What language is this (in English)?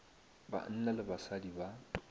Northern Sotho